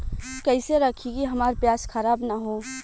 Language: Bhojpuri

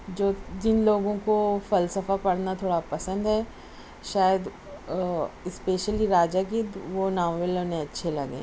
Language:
Urdu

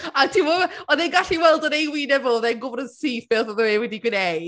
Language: Welsh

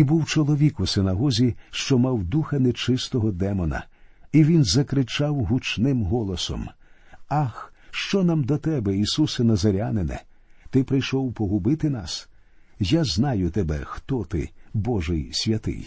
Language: Ukrainian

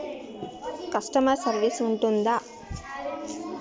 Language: Telugu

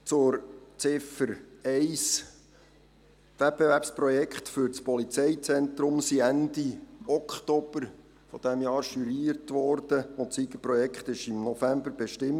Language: Swiss German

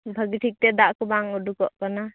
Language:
Santali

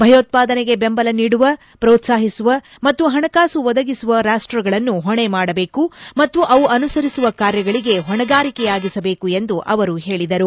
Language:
Kannada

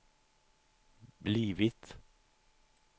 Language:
Swedish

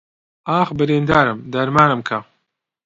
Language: Central Kurdish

